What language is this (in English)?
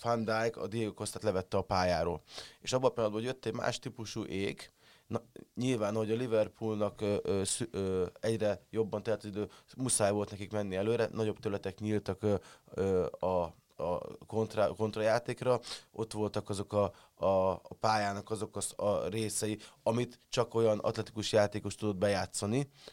Hungarian